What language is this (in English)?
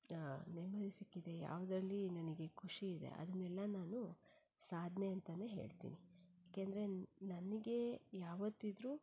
Kannada